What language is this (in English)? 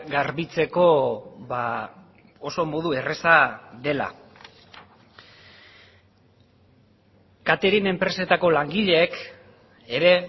Basque